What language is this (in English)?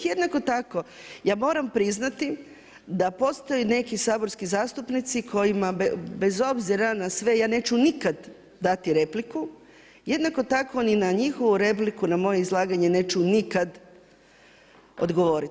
Croatian